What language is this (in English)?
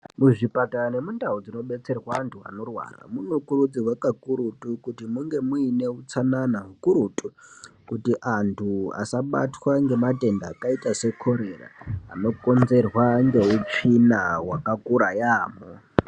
Ndau